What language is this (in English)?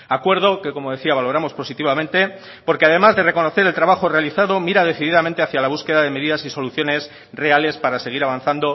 Spanish